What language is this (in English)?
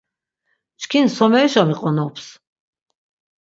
Laz